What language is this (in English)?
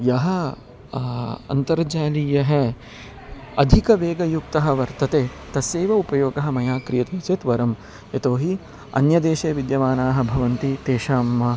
Sanskrit